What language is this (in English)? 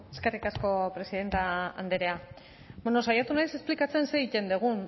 Basque